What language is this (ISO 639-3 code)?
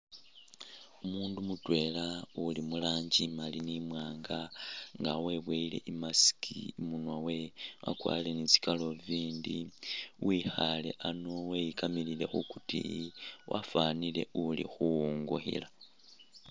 myx